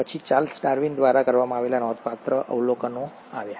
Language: Gujarati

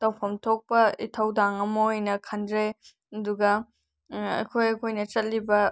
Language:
Manipuri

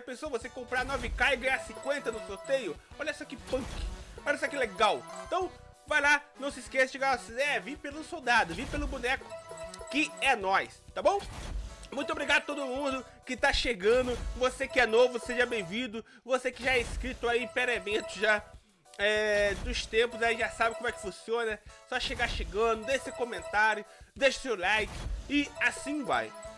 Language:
Portuguese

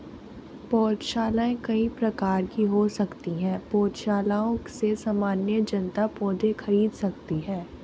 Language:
Hindi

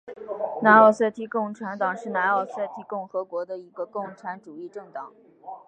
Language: Chinese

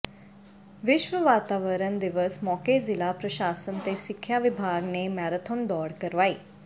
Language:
Punjabi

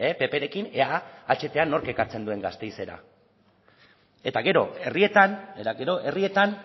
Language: Basque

